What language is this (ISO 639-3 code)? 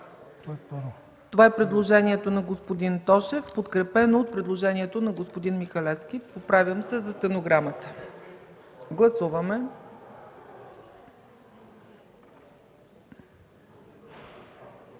bul